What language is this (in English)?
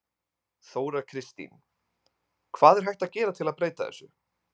Icelandic